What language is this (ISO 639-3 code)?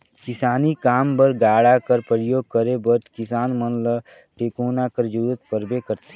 hne